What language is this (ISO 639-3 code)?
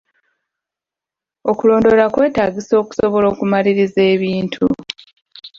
lug